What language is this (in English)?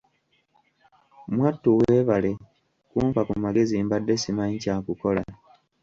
Ganda